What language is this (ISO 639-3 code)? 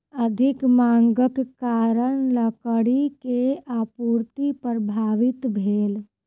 mai